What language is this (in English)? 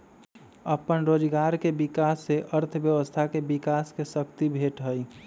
Magahi